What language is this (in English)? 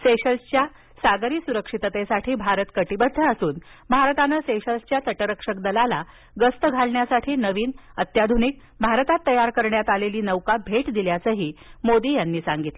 Marathi